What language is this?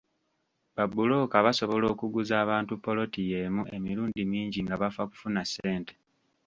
Ganda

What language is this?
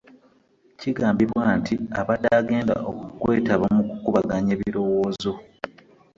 Ganda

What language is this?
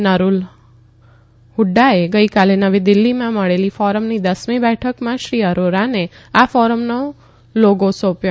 Gujarati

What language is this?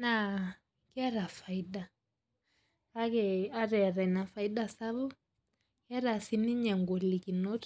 Masai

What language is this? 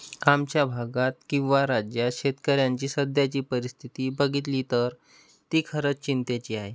Marathi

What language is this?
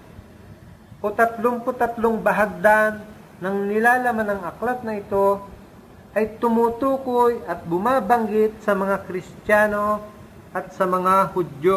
Filipino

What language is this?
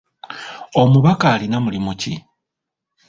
Ganda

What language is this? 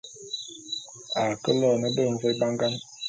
Bulu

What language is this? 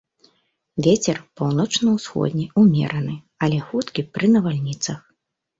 Belarusian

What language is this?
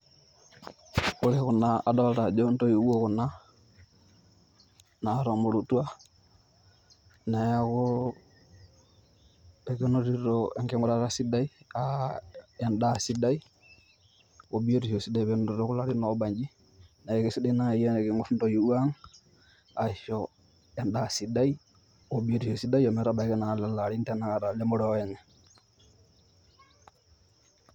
Masai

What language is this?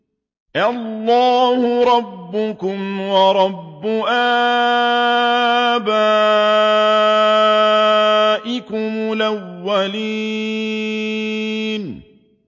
Arabic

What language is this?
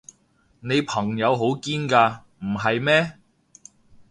Cantonese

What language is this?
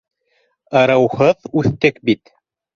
Bashkir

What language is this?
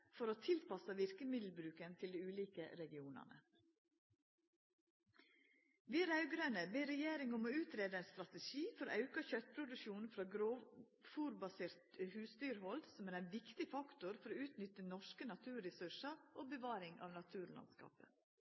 Norwegian Nynorsk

